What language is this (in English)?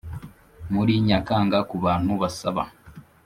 Kinyarwanda